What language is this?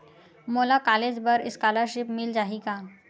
Chhattisgarhi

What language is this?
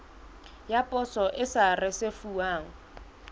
Southern Sotho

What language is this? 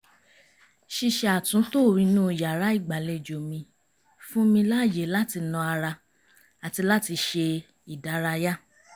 Yoruba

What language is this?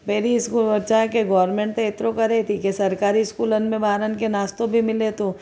Sindhi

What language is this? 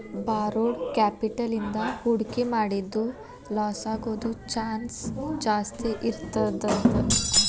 Kannada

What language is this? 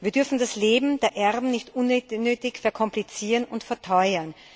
German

